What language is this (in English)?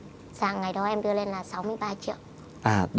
Vietnamese